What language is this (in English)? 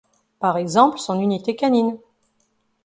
French